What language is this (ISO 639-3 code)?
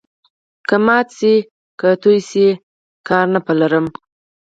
pus